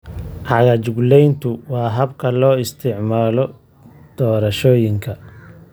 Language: Somali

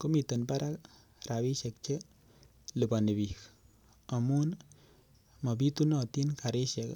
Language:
Kalenjin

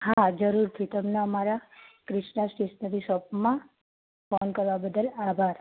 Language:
Gujarati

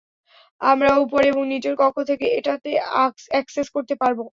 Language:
Bangla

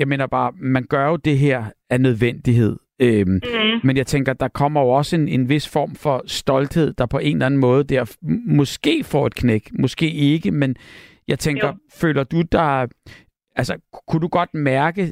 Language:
Danish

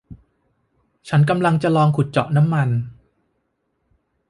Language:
Thai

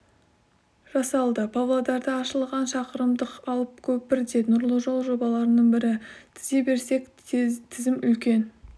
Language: Kazakh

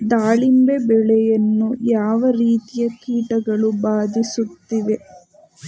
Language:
Kannada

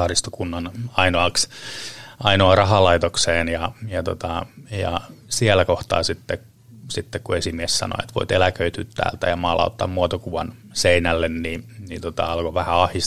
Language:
Finnish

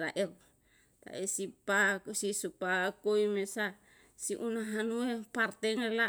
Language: Yalahatan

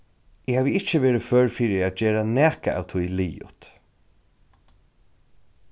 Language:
Faroese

